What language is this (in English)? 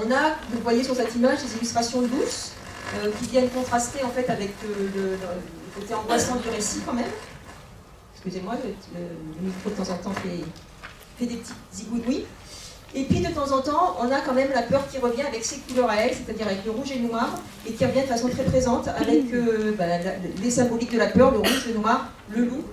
French